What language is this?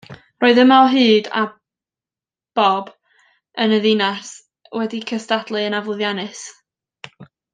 Welsh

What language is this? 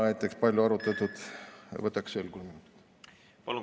Estonian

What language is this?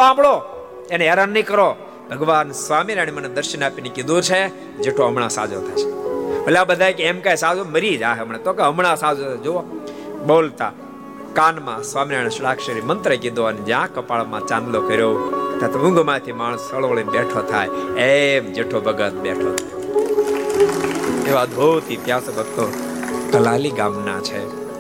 Gujarati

